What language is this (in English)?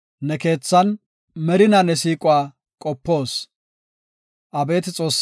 Gofa